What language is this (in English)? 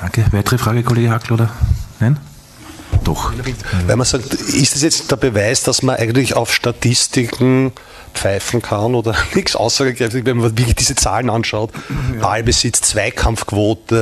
German